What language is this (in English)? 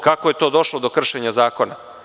Serbian